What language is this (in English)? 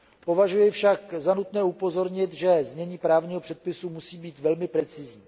Czech